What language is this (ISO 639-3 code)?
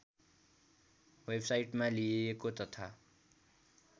nep